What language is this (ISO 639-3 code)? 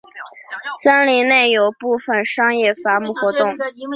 zho